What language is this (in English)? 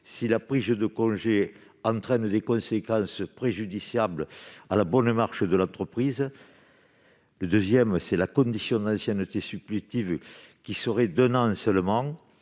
French